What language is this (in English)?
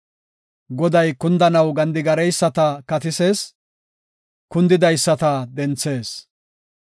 Gofa